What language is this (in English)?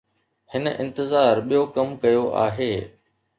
Sindhi